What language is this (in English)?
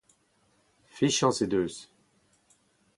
Breton